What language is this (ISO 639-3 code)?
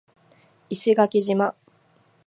jpn